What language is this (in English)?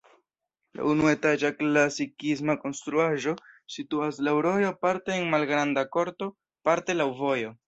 Esperanto